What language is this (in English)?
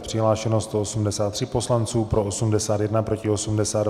Czech